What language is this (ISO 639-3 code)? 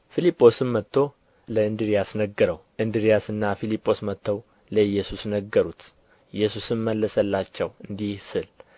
amh